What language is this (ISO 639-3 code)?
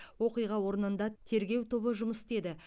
kaz